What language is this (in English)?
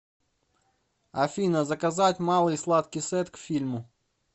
Russian